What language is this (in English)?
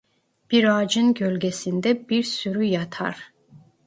Turkish